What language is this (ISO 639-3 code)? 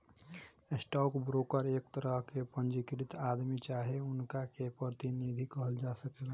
bho